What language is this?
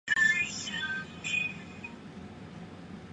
Chinese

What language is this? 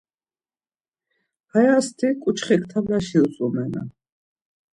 Laz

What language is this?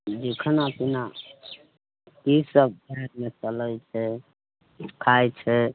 Maithili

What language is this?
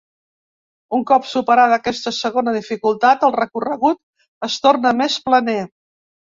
Catalan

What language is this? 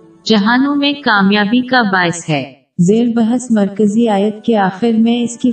Urdu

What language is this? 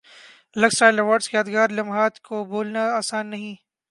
Urdu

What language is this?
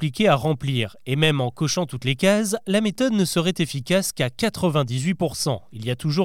French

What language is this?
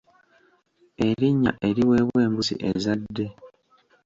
Ganda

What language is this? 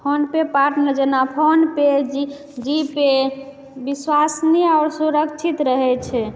Maithili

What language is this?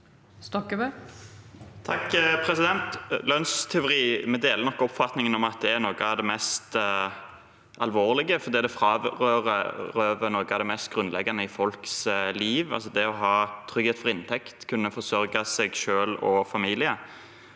Norwegian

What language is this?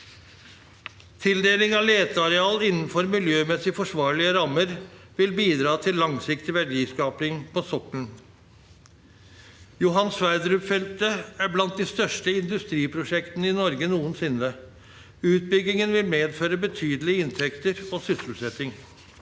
Norwegian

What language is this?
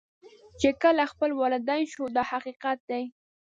Pashto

